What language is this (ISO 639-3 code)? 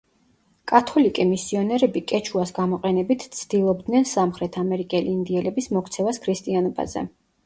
kat